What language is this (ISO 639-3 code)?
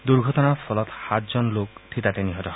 asm